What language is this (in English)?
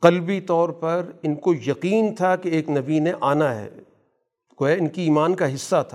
Urdu